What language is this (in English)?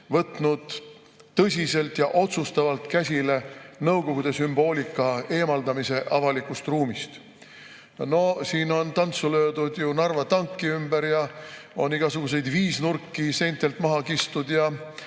Estonian